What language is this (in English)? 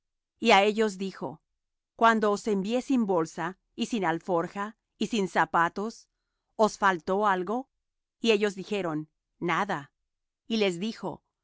Spanish